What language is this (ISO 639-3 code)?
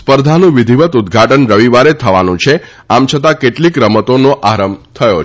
guj